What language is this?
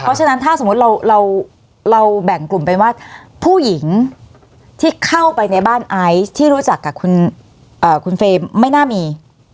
Thai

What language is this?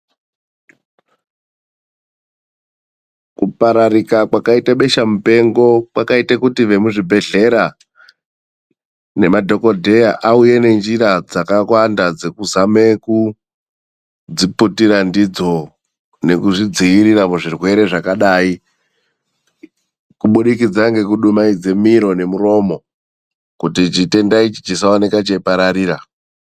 Ndau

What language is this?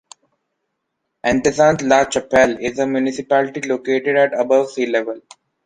English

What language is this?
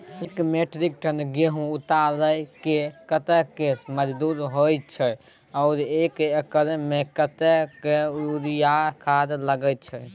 Maithili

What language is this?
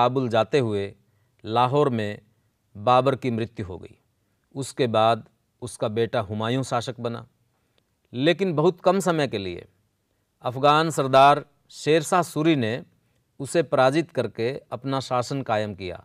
Hindi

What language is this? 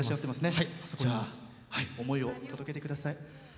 Japanese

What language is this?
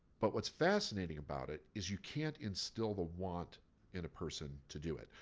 English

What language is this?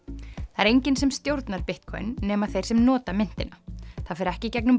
Icelandic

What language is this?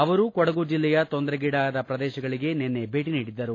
Kannada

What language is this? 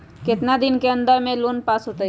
Magahi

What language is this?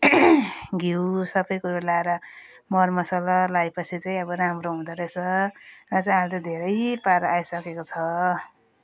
Nepali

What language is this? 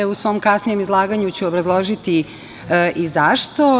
Serbian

